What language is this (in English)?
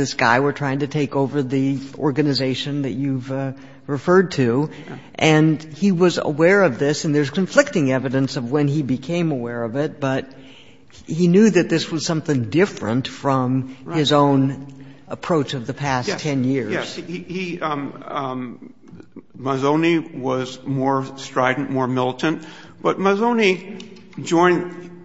English